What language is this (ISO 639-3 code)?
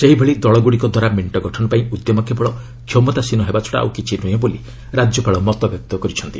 ori